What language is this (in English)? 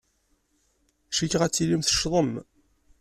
Kabyle